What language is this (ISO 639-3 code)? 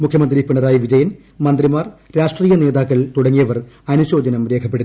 mal